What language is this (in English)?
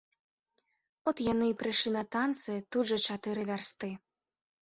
Belarusian